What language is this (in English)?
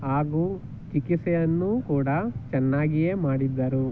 Kannada